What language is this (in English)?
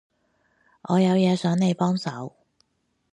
Cantonese